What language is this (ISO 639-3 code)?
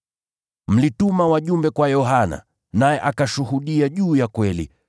swa